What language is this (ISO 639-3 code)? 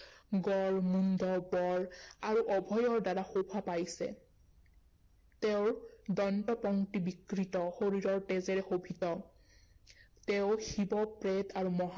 asm